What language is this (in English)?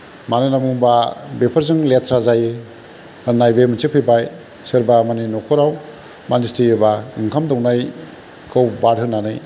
Bodo